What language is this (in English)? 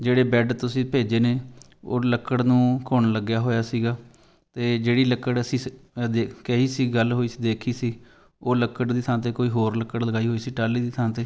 Punjabi